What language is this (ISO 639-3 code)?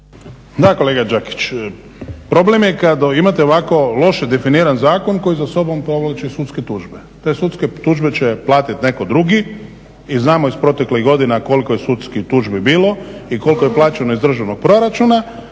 hrv